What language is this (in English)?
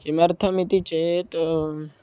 Sanskrit